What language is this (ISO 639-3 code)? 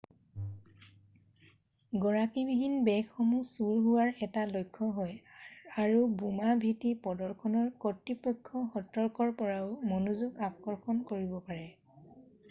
asm